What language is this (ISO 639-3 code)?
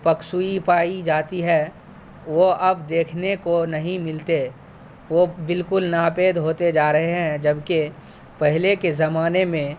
urd